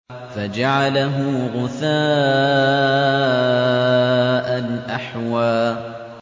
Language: Arabic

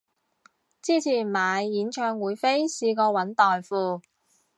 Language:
Cantonese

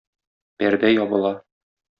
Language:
Tatar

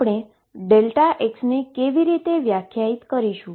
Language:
Gujarati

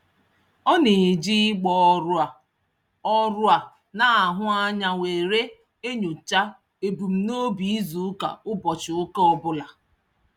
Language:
Igbo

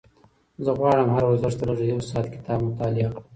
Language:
Pashto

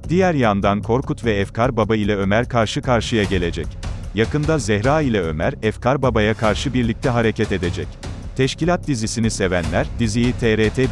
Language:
Turkish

